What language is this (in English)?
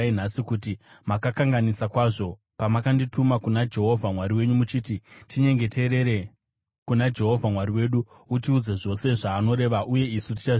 Shona